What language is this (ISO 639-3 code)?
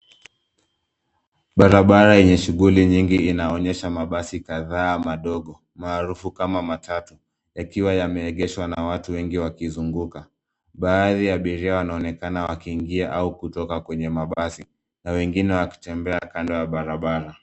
swa